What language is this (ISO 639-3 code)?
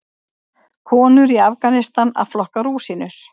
isl